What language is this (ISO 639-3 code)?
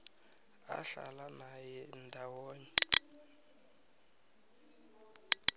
nbl